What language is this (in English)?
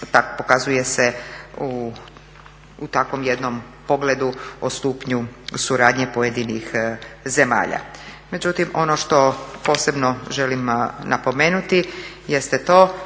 Croatian